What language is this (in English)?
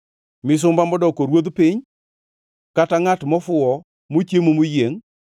Luo (Kenya and Tanzania)